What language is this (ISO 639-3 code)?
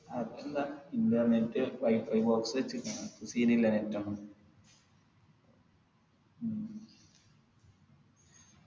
mal